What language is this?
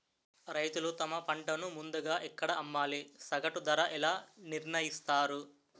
Telugu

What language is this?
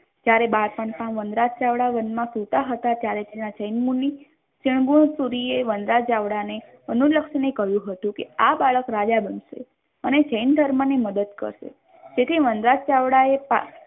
Gujarati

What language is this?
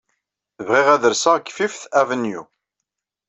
Kabyle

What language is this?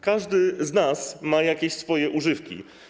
Polish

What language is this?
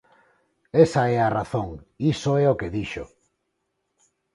Galician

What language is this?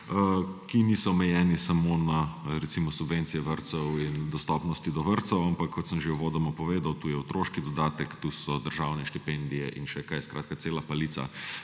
Slovenian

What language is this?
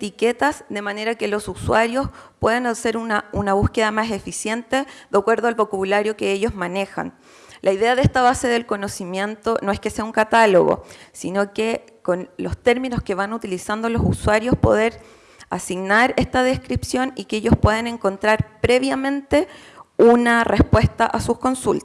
Spanish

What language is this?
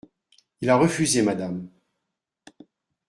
French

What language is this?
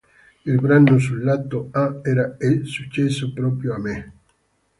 Italian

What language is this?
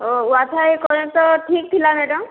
Odia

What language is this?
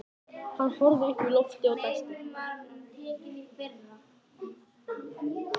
Icelandic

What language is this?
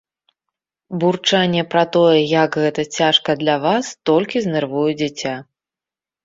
Belarusian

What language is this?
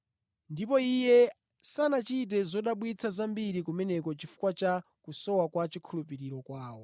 Nyanja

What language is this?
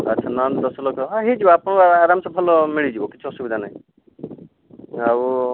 Odia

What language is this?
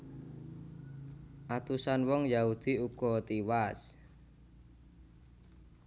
Javanese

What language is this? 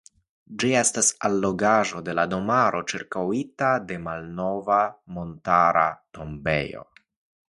Esperanto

